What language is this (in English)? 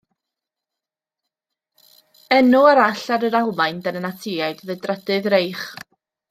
Welsh